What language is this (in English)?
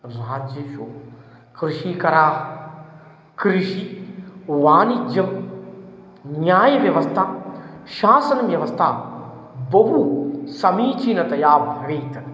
Sanskrit